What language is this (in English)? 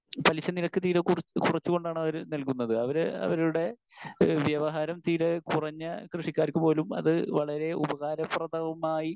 Malayalam